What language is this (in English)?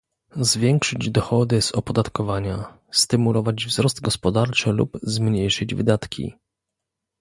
Polish